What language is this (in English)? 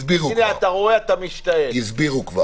Hebrew